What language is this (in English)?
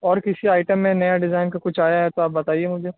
Urdu